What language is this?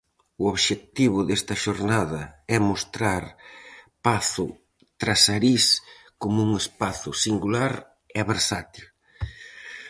Galician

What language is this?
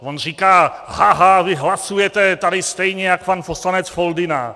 Czech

